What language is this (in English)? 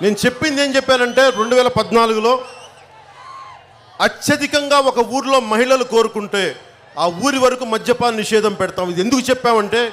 Turkish